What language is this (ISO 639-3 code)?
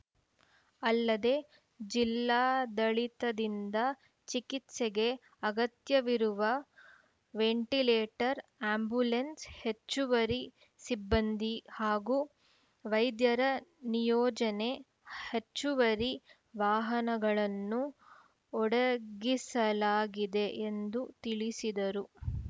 kan